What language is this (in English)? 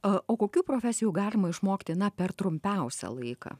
Lithuanian